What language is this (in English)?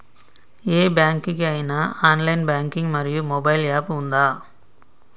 Telugu